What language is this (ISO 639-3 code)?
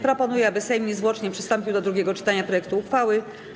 pol